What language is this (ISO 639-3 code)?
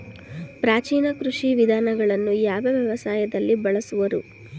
kan